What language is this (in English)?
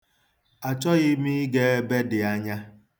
Igbo